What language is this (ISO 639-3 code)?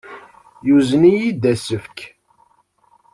kab